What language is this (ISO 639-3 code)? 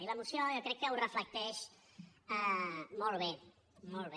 cat